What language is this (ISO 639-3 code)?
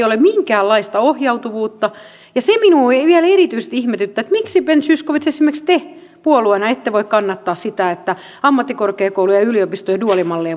fin